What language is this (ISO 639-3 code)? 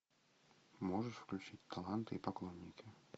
rus